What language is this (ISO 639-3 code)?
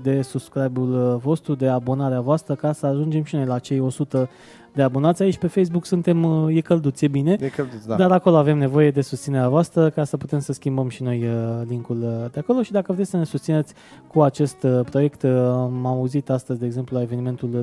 ron